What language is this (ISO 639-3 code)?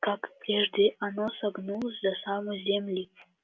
rus